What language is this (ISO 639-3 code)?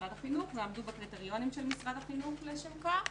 heb